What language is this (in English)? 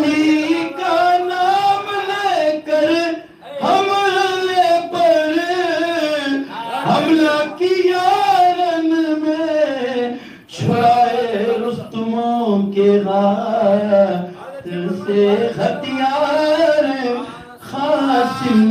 Arabic